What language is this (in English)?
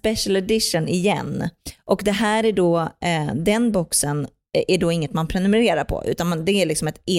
Swedish